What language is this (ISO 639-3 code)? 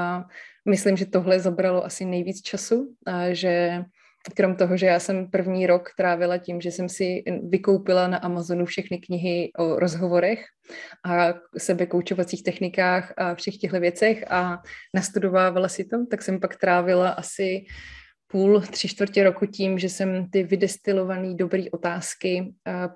ces